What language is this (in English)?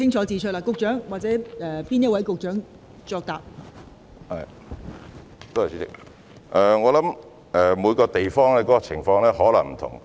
Cantonese